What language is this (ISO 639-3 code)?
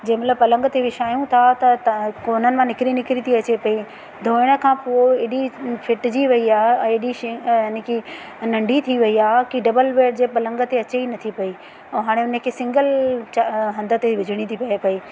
snd